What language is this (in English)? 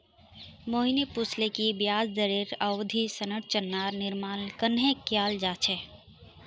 Magahi